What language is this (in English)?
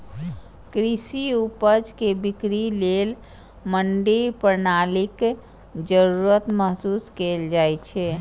Maithili